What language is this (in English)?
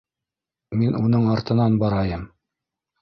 Bashkir